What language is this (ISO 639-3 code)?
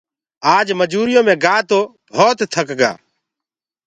ggg